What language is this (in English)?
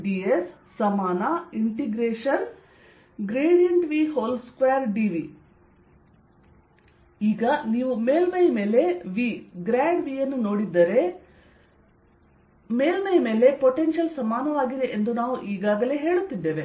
Kannada